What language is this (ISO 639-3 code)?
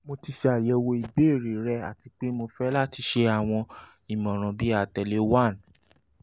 yor